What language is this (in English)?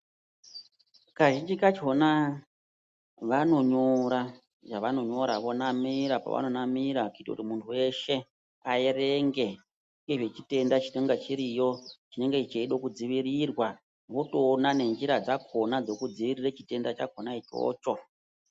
Ndau